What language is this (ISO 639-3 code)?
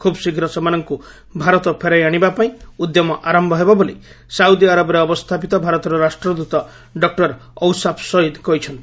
ori